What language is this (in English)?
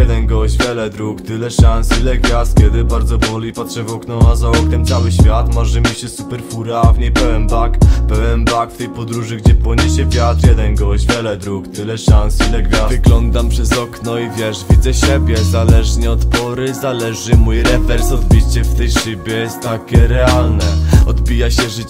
Polish